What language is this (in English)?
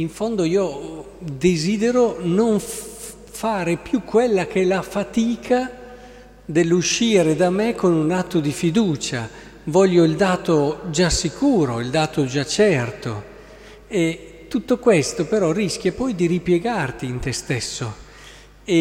Italian